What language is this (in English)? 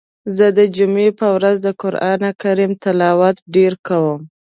Pashto